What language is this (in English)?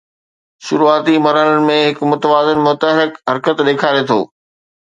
Sindhi